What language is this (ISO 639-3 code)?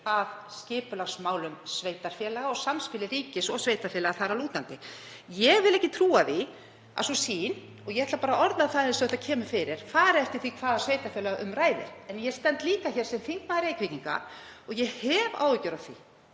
isl